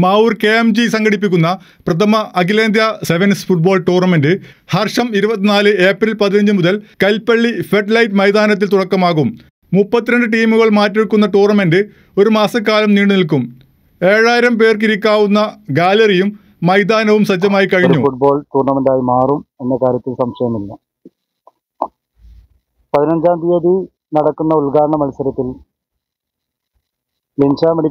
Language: Malayalam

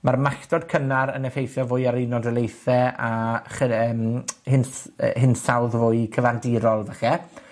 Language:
Welsh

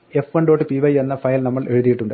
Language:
Malayalam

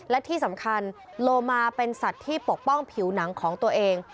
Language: Thai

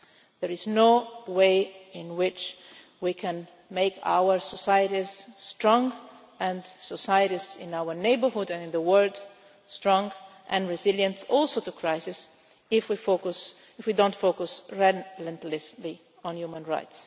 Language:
English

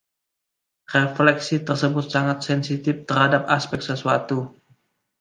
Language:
Indonesian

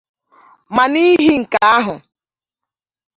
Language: Igbo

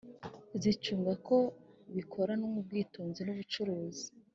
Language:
Kinyarwanda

